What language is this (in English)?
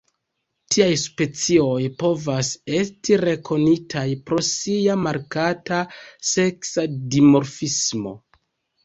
Esperanto